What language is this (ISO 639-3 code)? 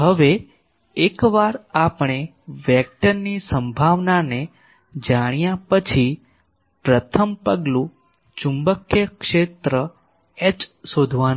guj